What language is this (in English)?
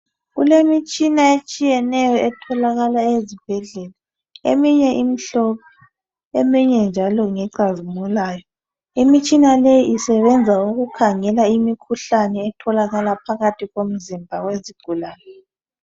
North Ndebele